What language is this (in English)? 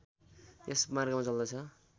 Nepali